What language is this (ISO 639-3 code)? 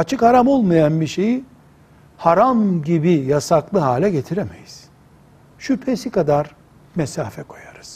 tur